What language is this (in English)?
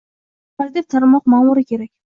Uzbek